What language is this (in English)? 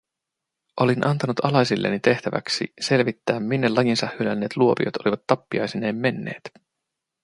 Finnish